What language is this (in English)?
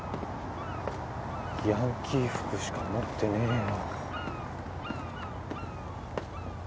Japanese